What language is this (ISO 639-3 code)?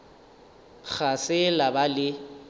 nso